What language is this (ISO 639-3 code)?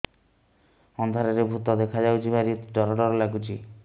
ori